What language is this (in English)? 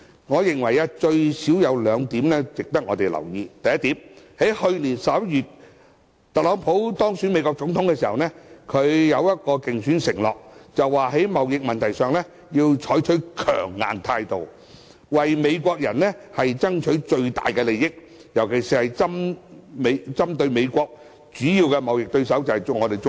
Cantonese